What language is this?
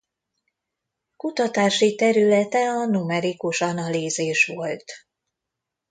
Hungarian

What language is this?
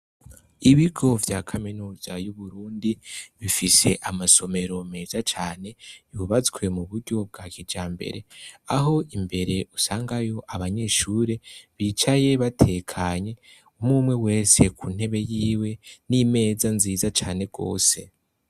Rundi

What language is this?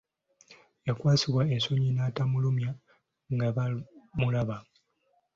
Ganda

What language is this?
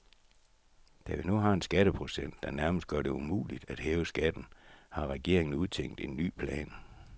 Danish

